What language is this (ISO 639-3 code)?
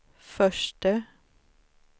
swe